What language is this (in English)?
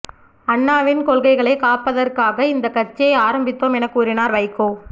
Tamil